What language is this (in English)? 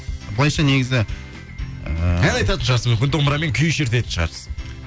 Kazakh